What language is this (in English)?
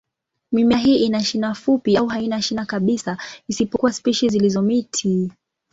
Swahili